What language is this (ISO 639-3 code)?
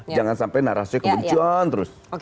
ind